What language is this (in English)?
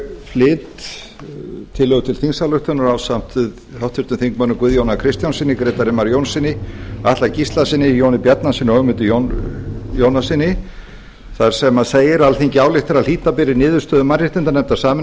Icelandic